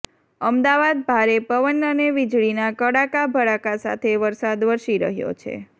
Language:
Gujarati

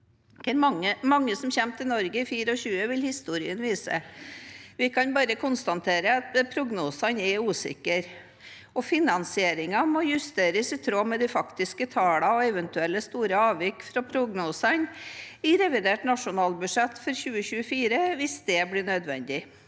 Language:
Norwegian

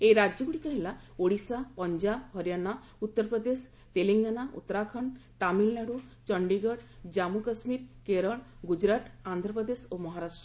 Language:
Odia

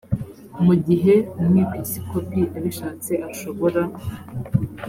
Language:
Kinyarwanda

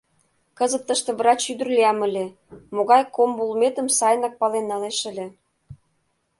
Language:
Mari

